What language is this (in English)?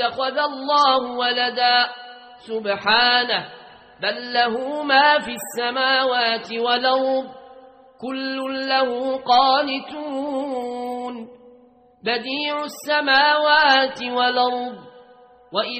Arabic